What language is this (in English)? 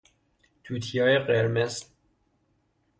Persian